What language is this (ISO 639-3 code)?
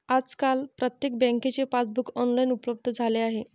mar